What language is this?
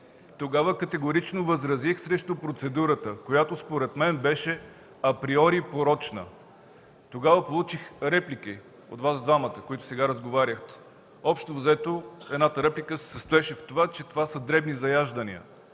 Bulgarian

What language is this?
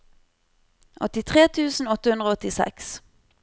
Norwegian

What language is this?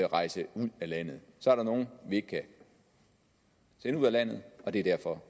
Danish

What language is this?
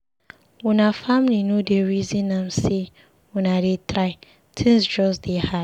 Nigerian Pidgin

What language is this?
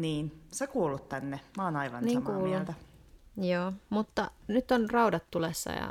Finnish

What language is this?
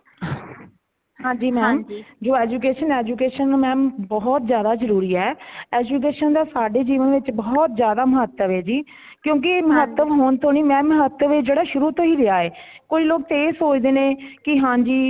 Punjabi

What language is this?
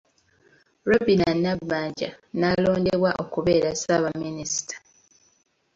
Ganda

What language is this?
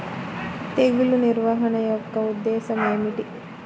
Telugu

